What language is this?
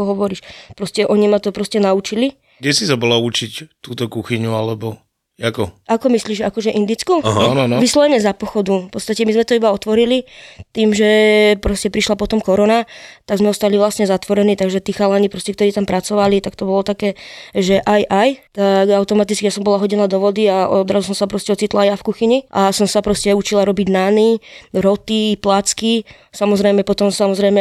Slovak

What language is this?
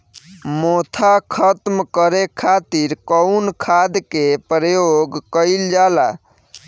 Bhojpuri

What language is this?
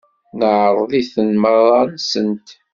Kabyle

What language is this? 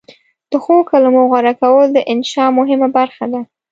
Pashto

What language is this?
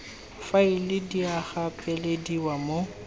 Tswana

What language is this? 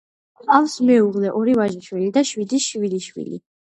Georgian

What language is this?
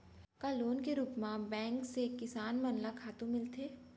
Chhattisgarhi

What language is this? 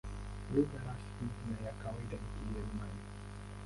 Swahili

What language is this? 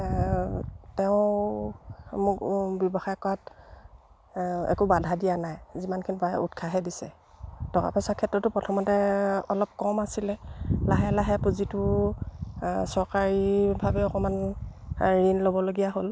Assamese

